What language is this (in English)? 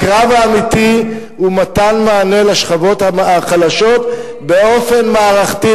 Hebrew